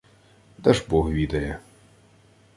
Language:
Ukrainian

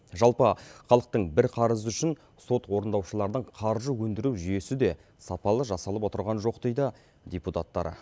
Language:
Kazakh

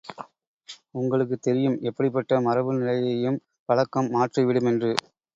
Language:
Tamil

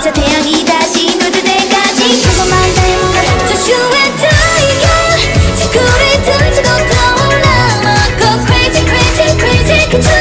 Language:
Polish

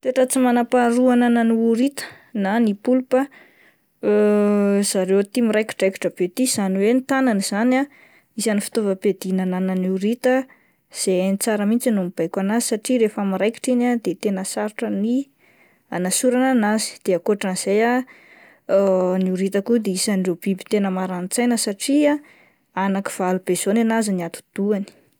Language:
Malagasy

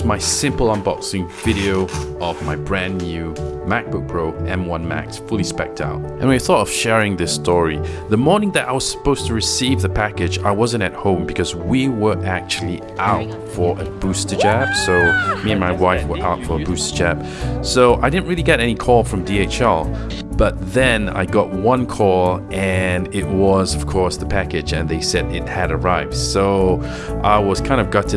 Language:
English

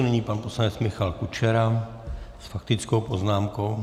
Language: Czech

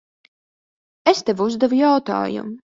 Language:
Latvian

